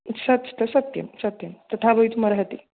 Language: Sanskrit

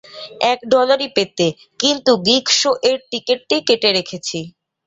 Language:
Bangla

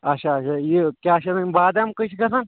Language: Kashmiri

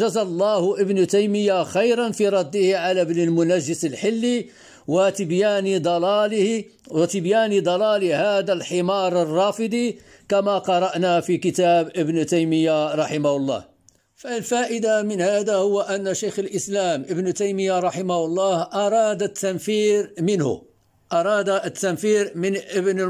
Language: Arabic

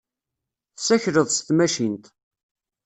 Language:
Kabyle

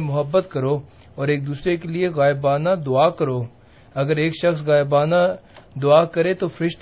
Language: Urdu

